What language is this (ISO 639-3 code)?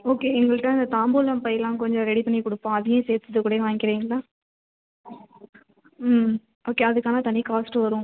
tam